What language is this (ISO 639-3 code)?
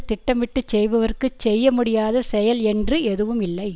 tam